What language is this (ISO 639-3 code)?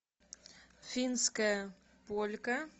rus